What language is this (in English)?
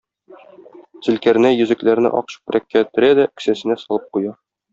Tatar